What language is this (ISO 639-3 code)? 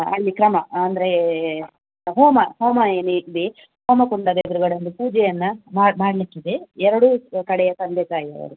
kan